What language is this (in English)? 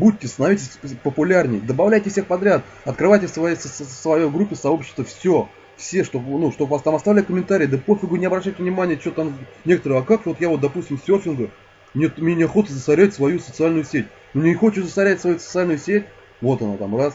Russian